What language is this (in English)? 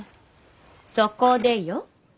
Japanese